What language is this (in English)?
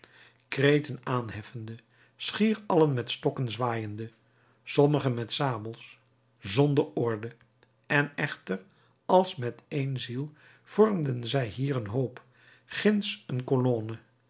Dutch